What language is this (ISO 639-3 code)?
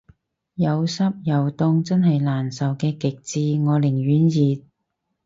yue